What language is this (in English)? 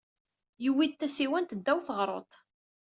Kabyle